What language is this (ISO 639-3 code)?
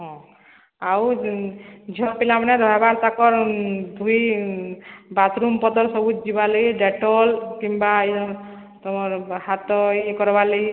ori